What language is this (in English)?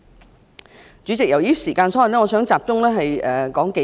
Cantonese